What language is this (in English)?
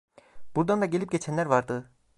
Turkish